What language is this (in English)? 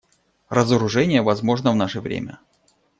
Russian